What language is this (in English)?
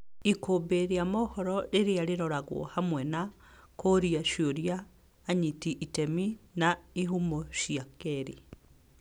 Kikuyu